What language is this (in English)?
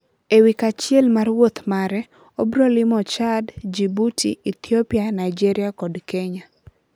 Luo (Kenya and Tanzania)